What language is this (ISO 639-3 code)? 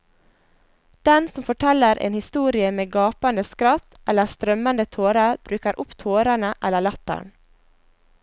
nor